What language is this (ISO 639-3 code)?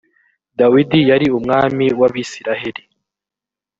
kin